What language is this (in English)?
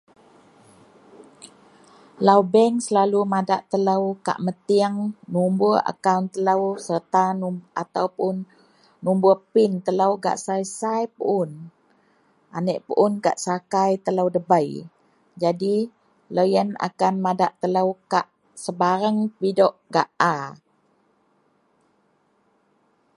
Central Melanau